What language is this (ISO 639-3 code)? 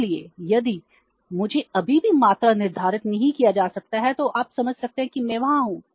hin